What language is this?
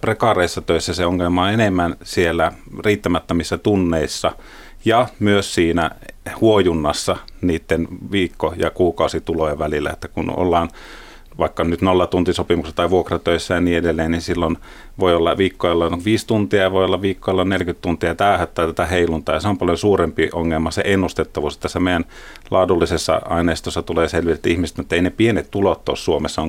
Finnish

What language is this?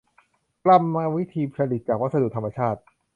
Thai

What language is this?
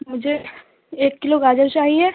Urdu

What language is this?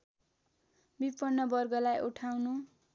Nepali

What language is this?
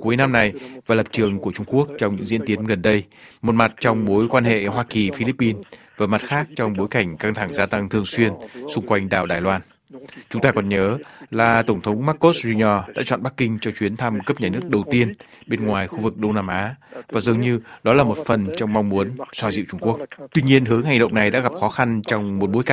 Vietnamese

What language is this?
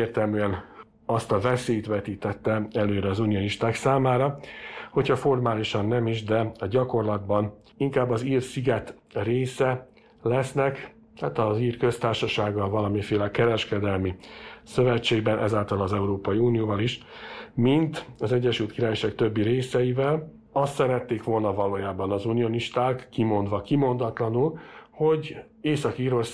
Hungarian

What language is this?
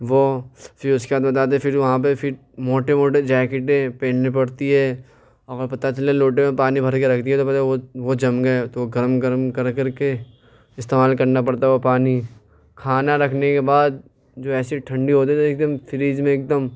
Urdu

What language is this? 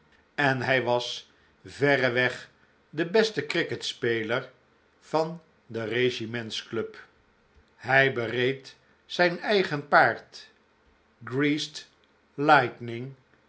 Dutch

